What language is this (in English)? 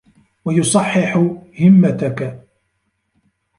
Arabic